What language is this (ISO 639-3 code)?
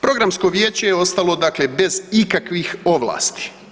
hrv